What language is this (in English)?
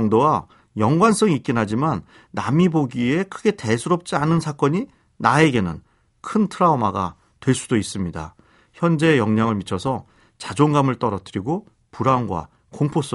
Korean